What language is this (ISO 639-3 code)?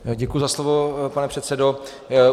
ces